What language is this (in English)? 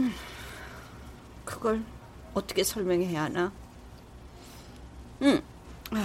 Korean